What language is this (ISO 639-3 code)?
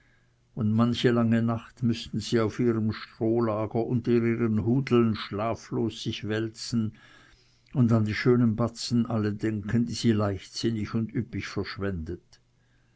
deu